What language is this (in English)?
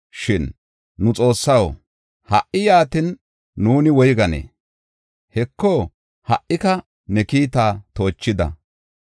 Gofa